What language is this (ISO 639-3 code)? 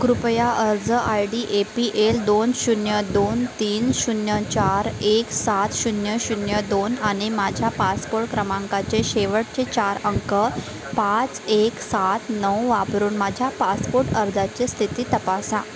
mar